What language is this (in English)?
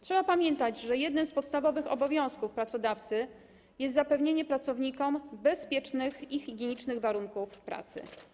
Polish